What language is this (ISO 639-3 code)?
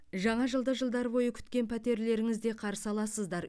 kaz